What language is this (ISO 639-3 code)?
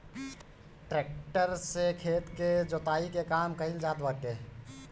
bho